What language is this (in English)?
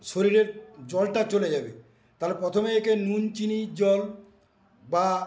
Bangla